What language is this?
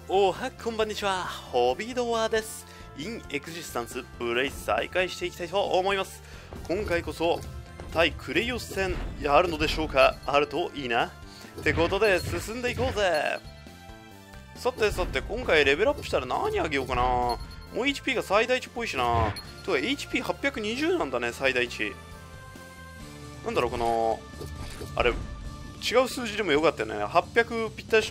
Japanese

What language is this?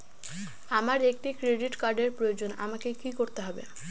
Bangla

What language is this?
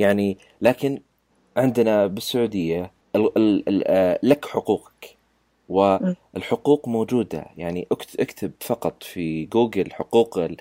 Arabic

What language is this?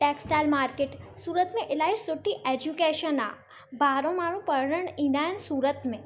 Sindhi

